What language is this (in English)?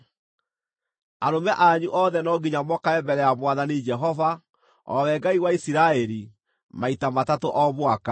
Kikuyu